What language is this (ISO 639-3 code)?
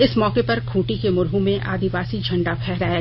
hin